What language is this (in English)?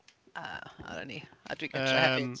Welsh